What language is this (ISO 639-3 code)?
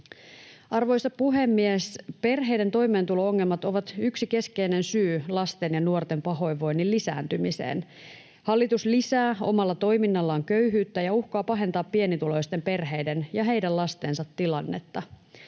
fin